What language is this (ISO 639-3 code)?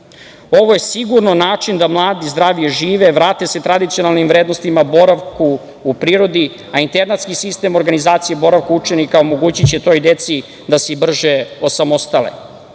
srp